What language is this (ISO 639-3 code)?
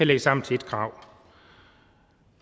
dan